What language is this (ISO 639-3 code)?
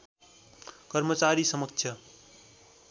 nep